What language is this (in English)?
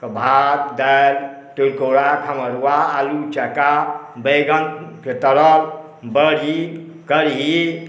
Maithili